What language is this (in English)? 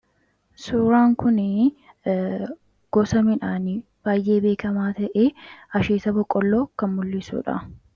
Oromo